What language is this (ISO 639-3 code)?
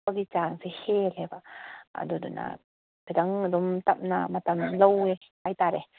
mni